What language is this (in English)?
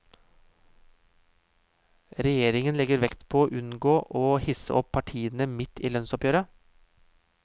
Norwegian